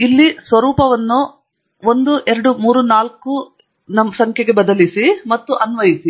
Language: Kannada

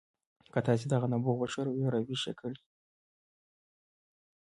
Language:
Pashto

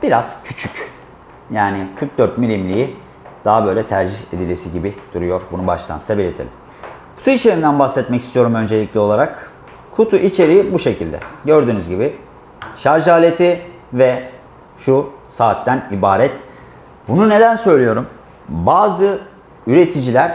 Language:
Turkish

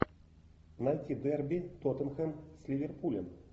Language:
Russian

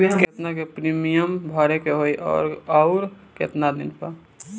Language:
Bhojpuri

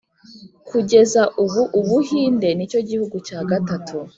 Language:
Kinyarwanda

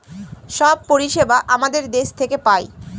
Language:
Bangla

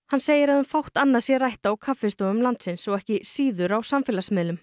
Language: Icelandic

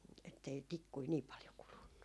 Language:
Finnish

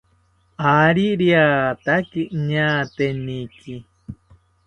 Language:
South Ucayali Ashéninka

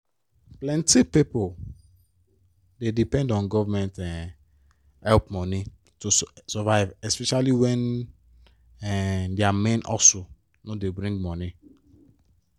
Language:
Nigerian Pidgin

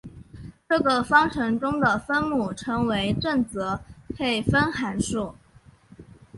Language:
Chinese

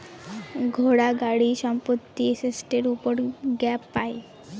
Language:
Bangla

